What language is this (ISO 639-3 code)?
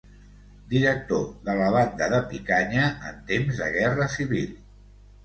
cat